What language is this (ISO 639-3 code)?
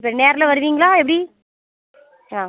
tam